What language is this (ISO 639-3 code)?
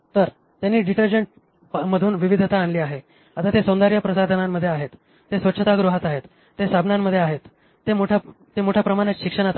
mar